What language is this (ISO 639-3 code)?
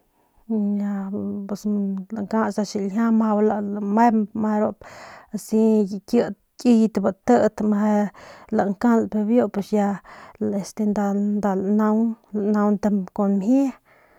pmq